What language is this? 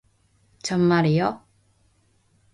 Korean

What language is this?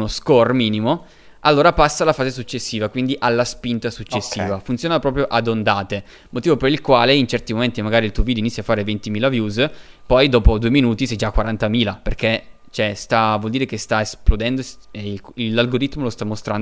Italian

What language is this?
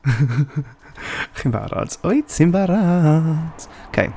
Welsh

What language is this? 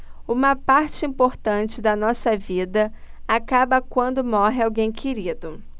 Portuguese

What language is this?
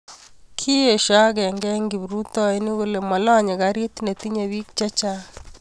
Kalenjin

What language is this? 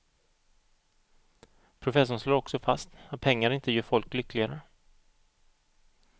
Swedish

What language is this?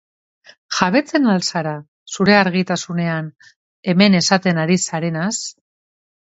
Basque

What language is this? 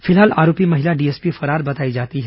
Hindi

